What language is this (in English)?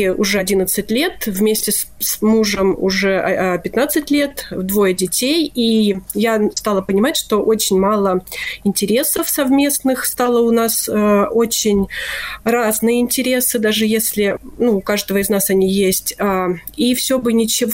Russian